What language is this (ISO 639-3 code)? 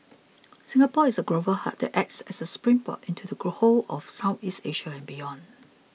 eng